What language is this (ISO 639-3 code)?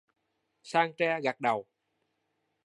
vie